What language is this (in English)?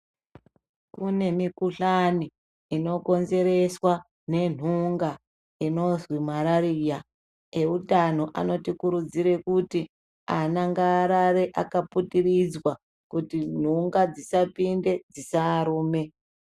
Ndau